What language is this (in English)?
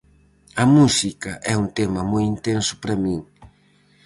Galician